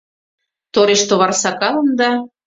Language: Mari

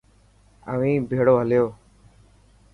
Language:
Dhatki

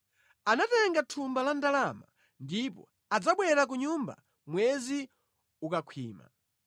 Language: Nyanja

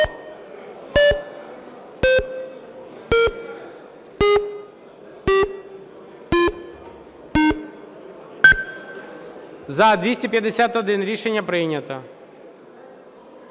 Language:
Ukrainian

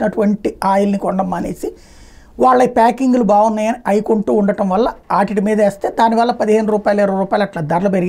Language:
Telugu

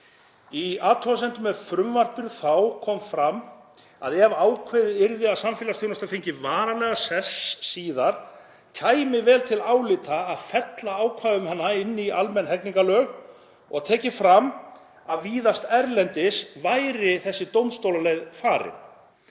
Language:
Icelandic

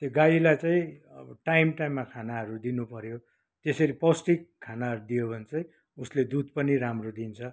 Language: Nepali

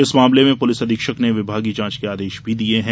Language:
Hindi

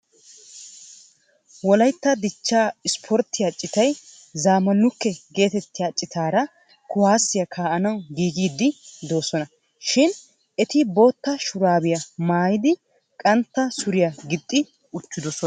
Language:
Wolaytta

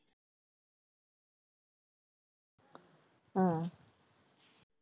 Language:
Punjabi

